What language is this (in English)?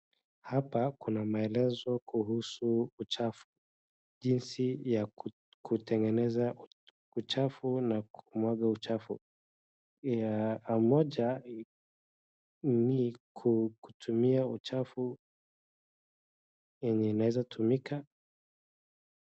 Swahili